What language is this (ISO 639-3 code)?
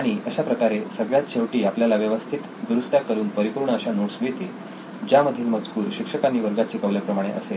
mar